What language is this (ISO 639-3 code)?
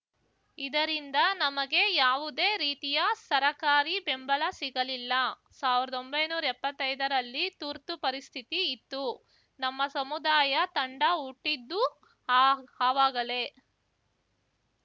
kan